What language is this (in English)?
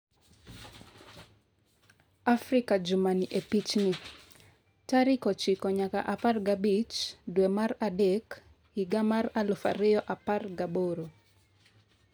Luo (Kenya and Tanzania)